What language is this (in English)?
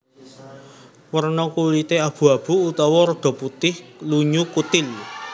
Javanese